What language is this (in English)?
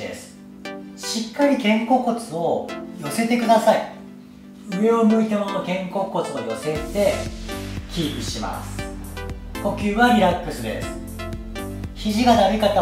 Japanese